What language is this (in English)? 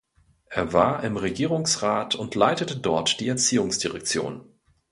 German